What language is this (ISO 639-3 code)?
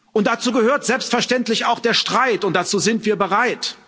deu